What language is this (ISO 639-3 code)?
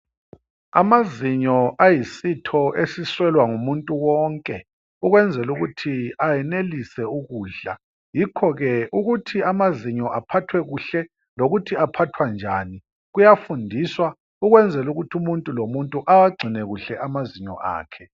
nde